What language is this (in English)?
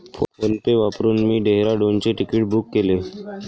Marathi